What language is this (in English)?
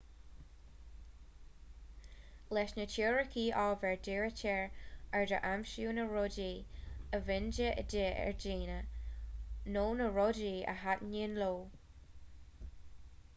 Irish